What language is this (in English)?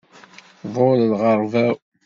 Kabyle